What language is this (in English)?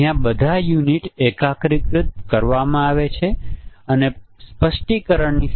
Gujarati